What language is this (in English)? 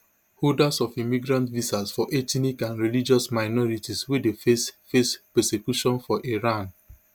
Nigerian Pidgin